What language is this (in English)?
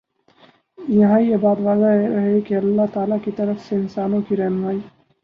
Urdu